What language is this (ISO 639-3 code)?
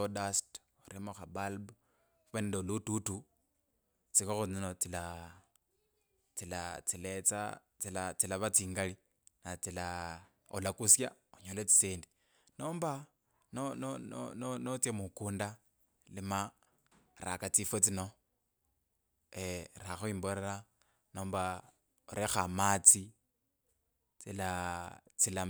lkb